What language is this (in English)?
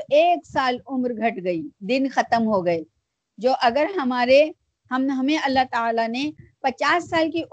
Urdu